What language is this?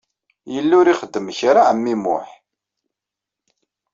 Kabyle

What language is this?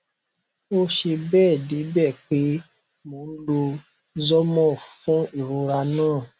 Yoruba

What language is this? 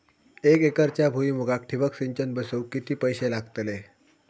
Marathi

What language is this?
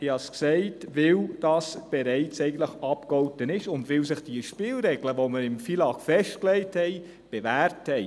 Swiss German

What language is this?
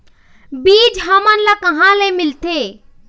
Chhattisgarhi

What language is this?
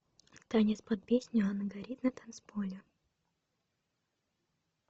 Russian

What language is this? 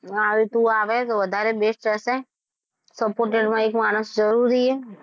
Gujarati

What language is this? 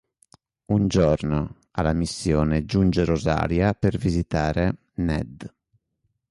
Italian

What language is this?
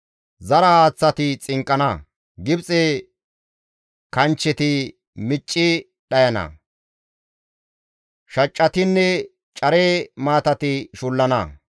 Gamo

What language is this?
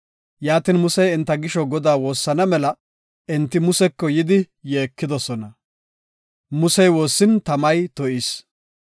Gofa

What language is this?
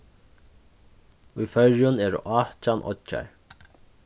Faroese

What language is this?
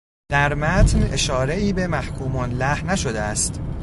Persian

